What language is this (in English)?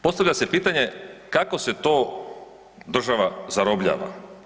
Croatian